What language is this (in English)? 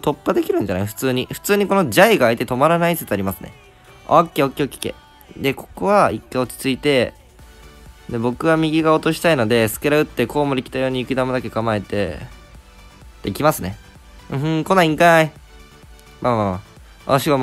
Japanese